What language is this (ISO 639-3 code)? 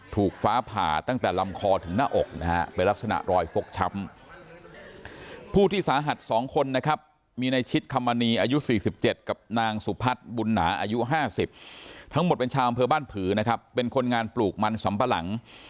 tha